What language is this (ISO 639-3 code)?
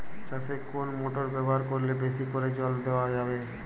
ben